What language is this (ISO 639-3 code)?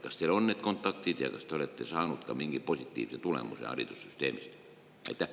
est